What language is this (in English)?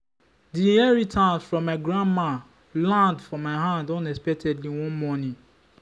Nigerian Pidgin